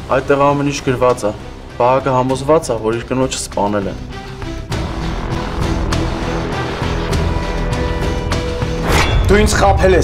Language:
Romanian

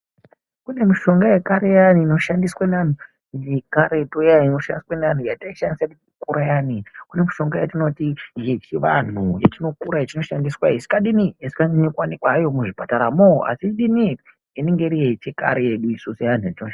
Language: Ndau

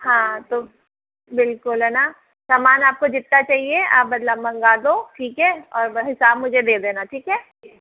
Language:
Hindi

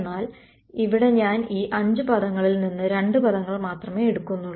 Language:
Malayalam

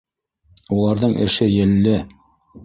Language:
Bashkir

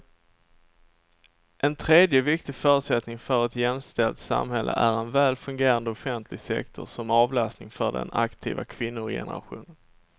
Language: Swedish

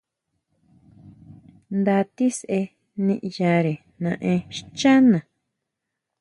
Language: Huautla Mazatec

